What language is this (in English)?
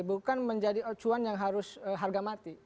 Indonesian